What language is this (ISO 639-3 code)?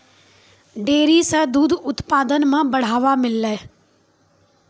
mai